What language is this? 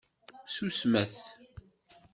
Kabyle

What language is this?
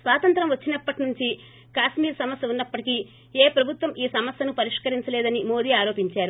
Telugu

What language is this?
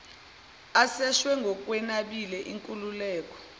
Zulu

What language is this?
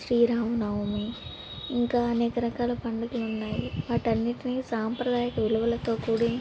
Telugu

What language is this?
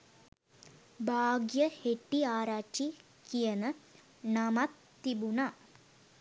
Sinhala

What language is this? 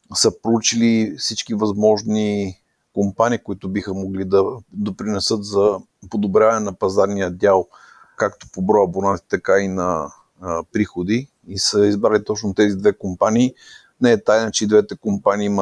Bulgarian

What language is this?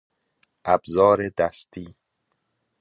Persian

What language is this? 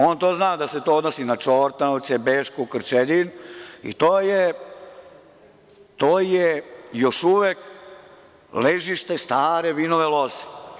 Serbian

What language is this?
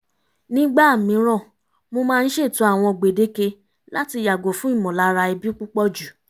Yoruba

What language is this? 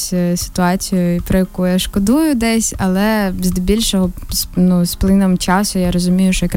Ukrainian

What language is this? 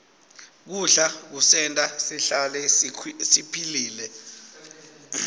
Swati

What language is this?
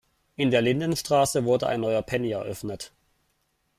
German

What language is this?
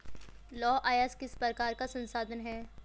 Hindi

